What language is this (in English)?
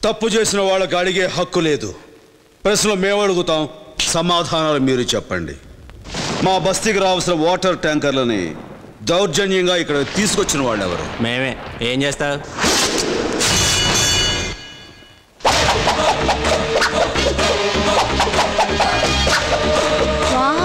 Telugu